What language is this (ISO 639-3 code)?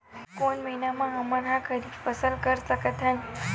hne